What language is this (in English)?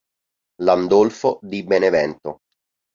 Italian